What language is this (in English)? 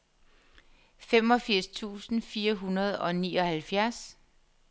Danish